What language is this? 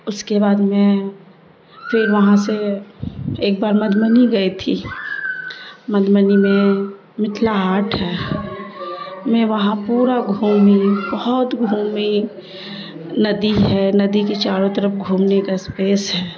Urdu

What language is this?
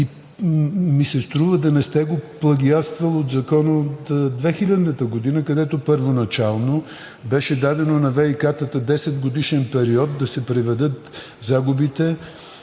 Bulgarian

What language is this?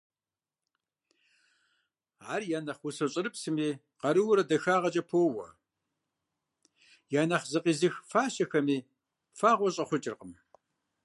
Kabardian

